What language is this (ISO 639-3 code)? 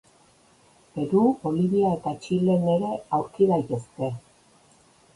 eus